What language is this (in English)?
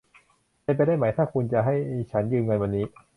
Thai